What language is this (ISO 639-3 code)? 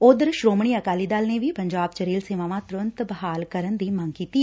pan